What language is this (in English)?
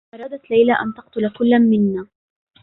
Arabic